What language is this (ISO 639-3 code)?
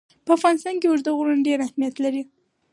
pus